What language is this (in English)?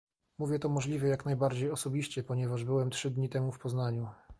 Polish